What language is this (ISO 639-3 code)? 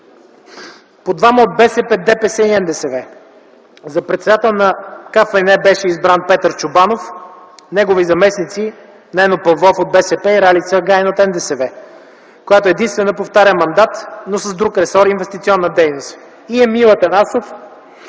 bul